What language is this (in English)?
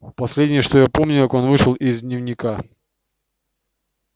Russian